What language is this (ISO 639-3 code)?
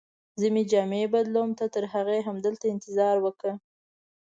pus